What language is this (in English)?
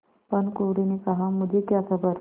Hindi